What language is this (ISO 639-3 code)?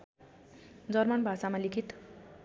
nep